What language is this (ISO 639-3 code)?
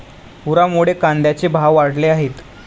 mar